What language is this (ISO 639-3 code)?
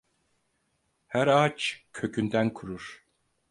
tur